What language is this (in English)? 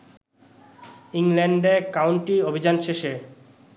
Bangla